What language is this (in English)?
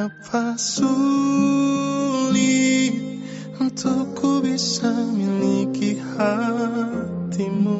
Indonesian